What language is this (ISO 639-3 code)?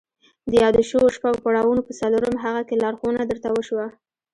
pus